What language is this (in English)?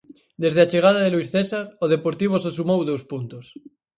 Galician